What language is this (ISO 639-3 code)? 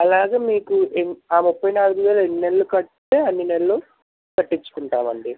tel